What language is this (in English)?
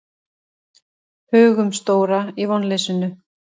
Icelandic